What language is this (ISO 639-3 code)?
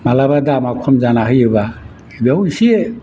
brx